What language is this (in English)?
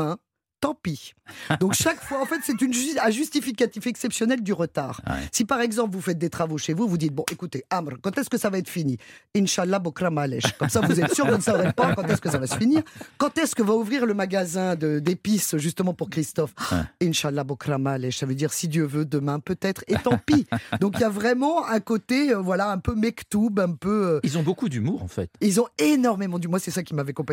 French